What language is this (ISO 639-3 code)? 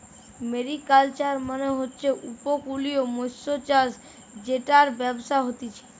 ben